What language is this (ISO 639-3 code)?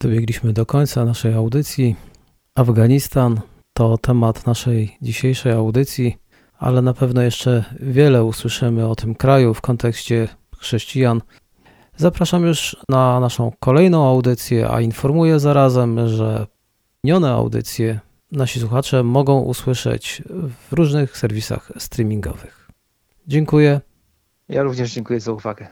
pol